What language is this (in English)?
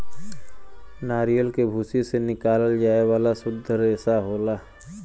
Bhojpuri